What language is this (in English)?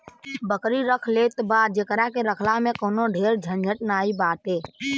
Bhojpuri